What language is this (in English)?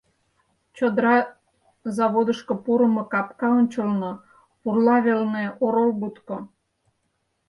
Mari